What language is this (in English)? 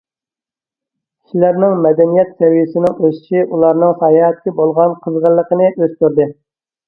Uyghur